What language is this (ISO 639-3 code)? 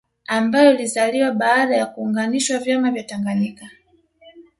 swa